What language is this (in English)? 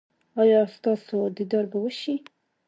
Pashto